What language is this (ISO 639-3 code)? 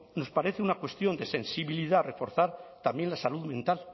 spa